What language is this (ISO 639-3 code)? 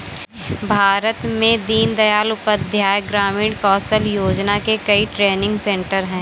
hin